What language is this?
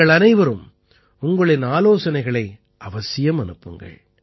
Tamil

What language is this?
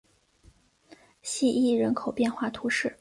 Chinese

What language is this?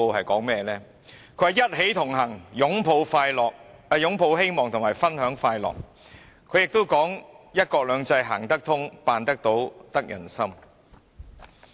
Cantonese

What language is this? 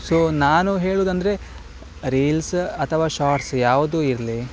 Kannada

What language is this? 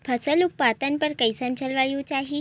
Chhattisgarhi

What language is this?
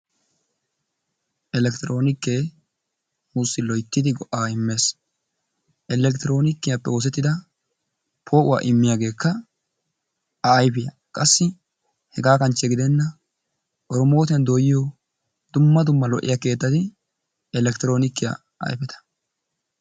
Wolaytta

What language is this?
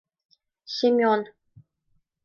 Mari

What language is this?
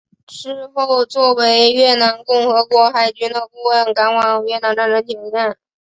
Chinese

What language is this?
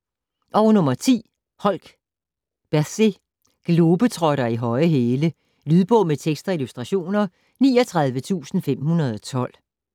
Danish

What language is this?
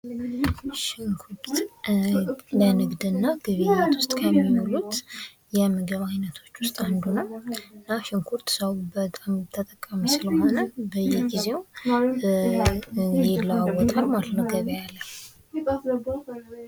Amharic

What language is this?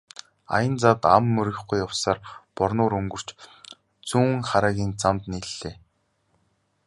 Mongolian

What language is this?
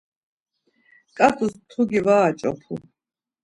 Laz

